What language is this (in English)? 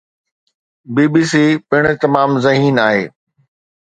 Sindhi